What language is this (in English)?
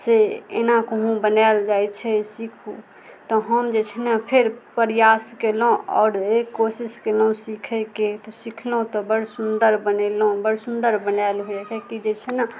Maithili